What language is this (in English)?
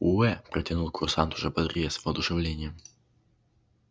Russian